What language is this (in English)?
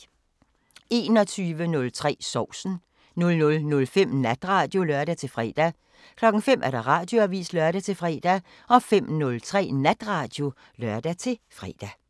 Danish